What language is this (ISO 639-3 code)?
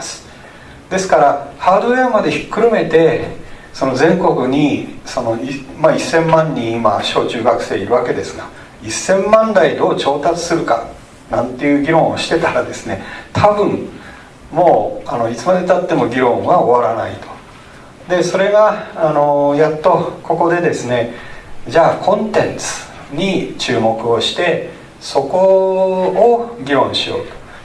jpn